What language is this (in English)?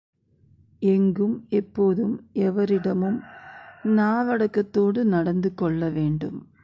Tamil